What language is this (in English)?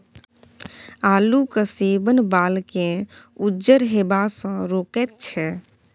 Maithili